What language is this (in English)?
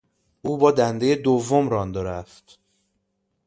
Persian